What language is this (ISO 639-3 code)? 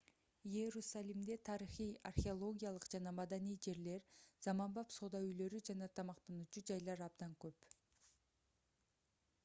kir